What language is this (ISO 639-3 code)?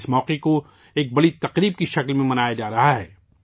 urd